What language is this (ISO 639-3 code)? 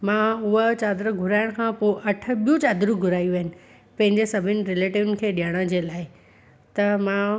snd